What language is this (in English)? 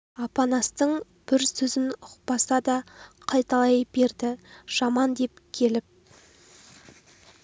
Kazakh